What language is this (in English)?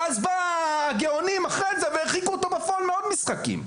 Hebrew